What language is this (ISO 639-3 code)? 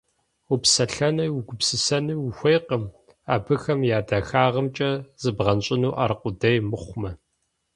kbd